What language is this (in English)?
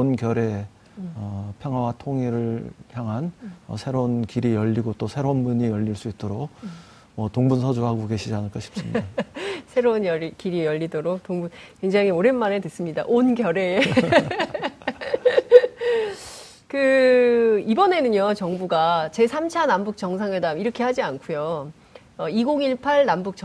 Korean